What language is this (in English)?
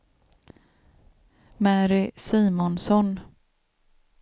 Swedish